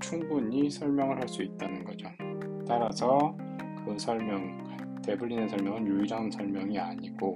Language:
Korean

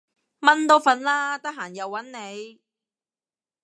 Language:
Cantonese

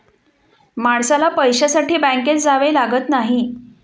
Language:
Marathi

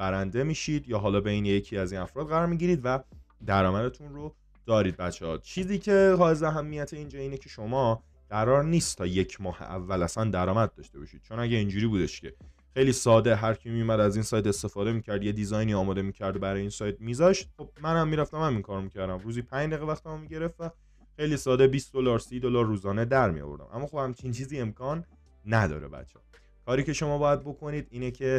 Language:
Persian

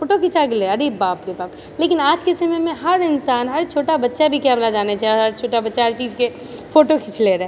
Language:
Maithili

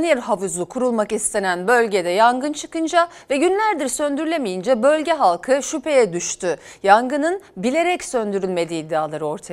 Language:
Turkish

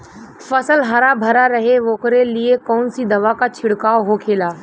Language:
Bhojpuri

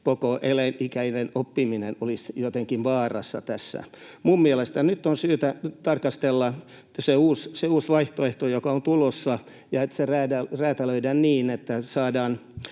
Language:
Finnish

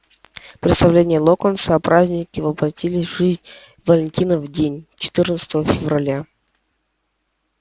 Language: Russian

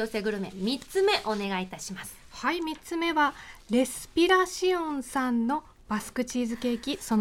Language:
Japanese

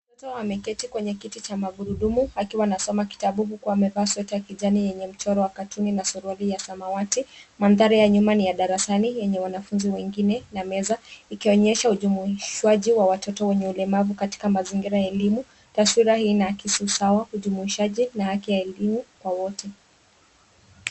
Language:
Swahili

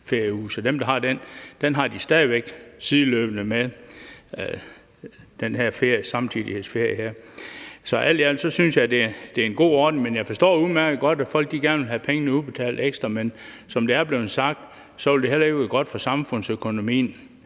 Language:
Danish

